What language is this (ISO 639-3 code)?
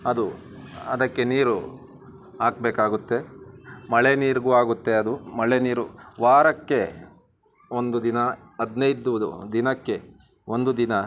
kan